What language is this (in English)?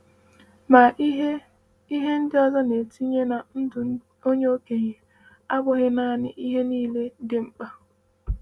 Igbo